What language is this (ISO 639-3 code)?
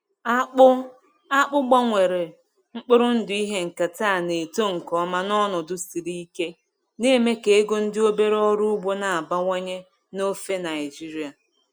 ibo